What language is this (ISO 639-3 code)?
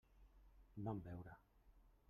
cat